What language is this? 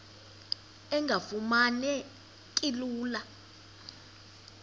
Xhosa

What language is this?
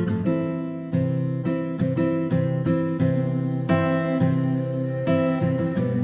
Persian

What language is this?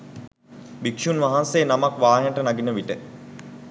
Sinhala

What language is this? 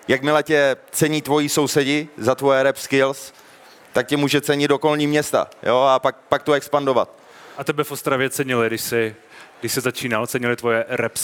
Czech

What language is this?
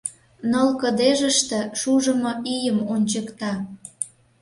Mari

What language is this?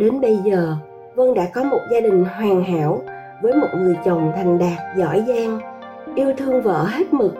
Vietnamese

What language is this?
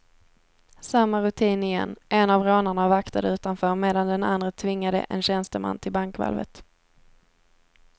Swedish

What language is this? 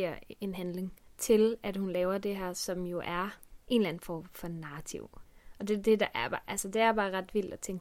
Danish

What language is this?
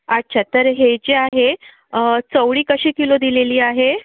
Marathi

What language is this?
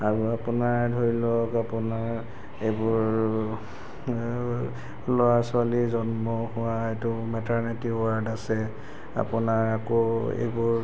Assamese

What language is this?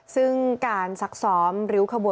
Thai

